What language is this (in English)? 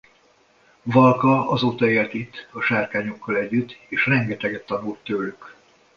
Hungarian